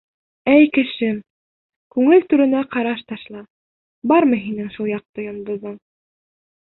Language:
Bashkir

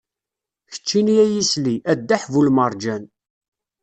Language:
Kabyle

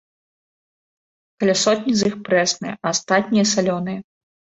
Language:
Belarusian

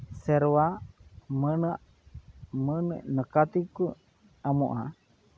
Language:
Santali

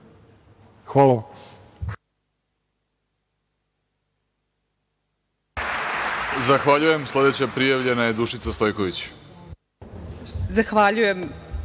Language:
Serbian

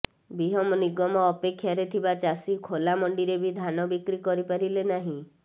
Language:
Odia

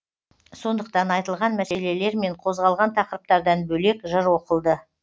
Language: Kazakh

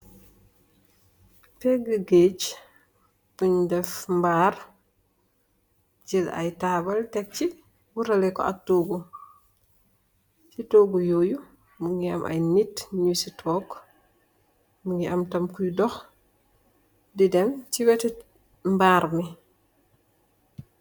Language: Wolof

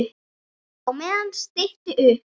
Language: Icelandic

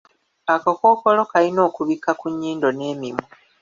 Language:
Ganda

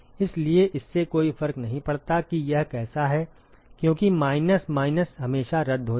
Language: Hindi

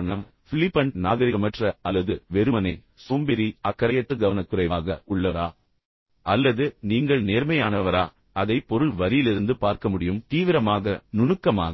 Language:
Tamil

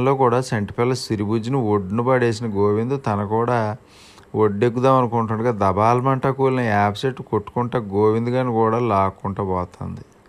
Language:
Telugu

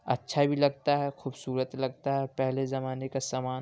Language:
Urdu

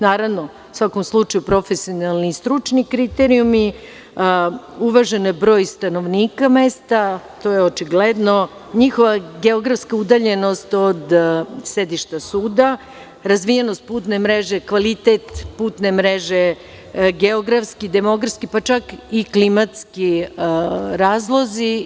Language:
Serbian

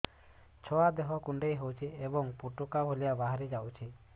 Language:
Odia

